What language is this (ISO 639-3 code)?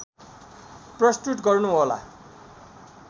nep